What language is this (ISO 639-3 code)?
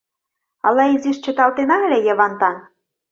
chm